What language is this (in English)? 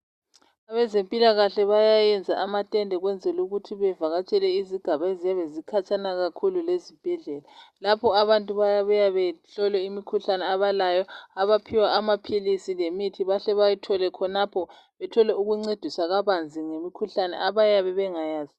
North Ndebele